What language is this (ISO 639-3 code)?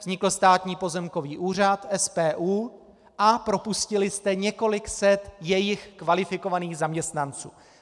ces